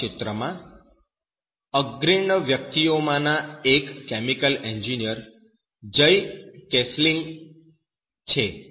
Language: Gujarati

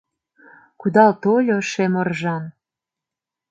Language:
Mari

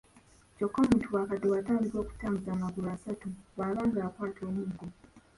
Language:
Ganda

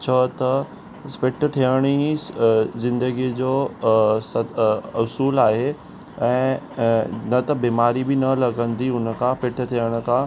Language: Sindhi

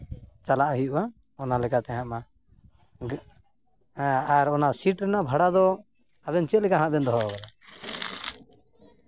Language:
Santali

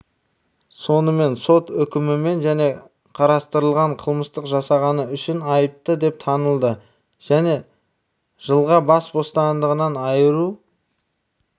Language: Kazakh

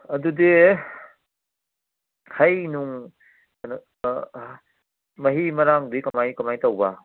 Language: Manipuri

